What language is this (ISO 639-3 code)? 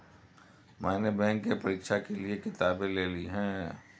hin